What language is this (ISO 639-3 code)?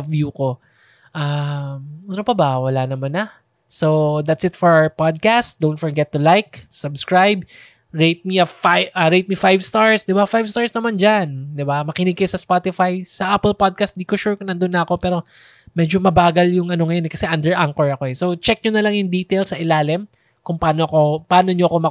fil